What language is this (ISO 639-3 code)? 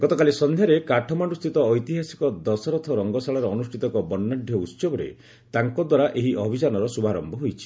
ori